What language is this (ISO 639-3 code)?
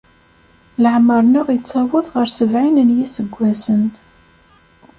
kab